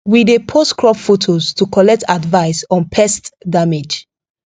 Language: Nigerian Pidgin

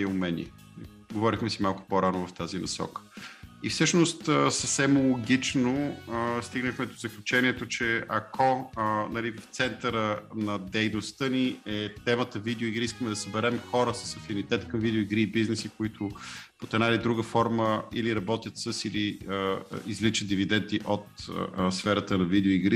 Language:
Bulgarian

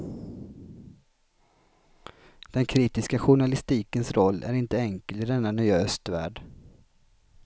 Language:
Swedish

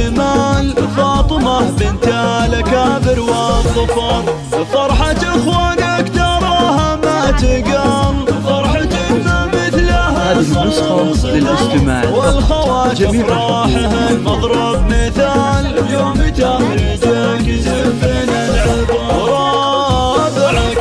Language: Arabic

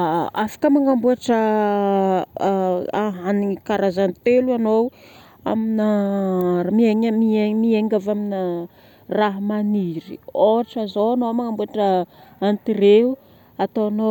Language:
Northern Betsimisaraka Malagasy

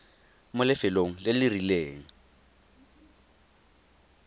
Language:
Tswana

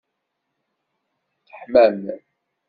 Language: Kabyle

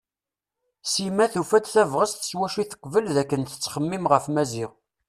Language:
Kabyle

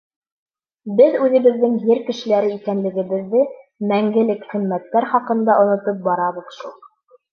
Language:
Bashkir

